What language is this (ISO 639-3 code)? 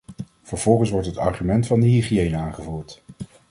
nld